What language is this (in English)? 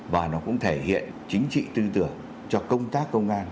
Vietnamese